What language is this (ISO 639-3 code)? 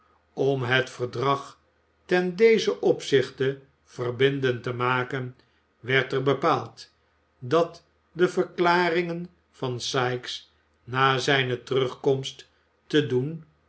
nld